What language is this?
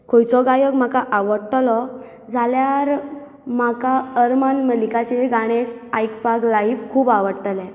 Konkani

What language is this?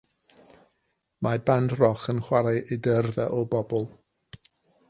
Welsh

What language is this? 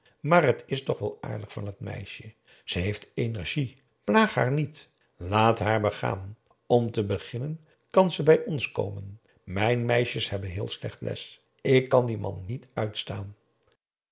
Dutch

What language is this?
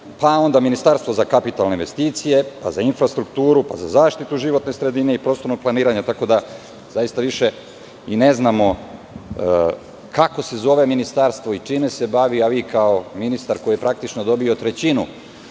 Serbian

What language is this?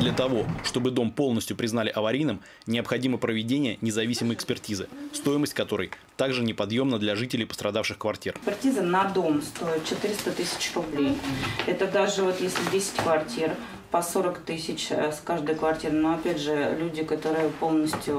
Russian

